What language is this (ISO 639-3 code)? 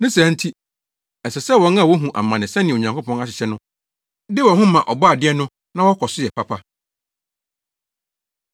aka